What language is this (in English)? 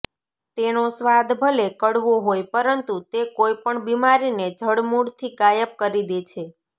Gujarati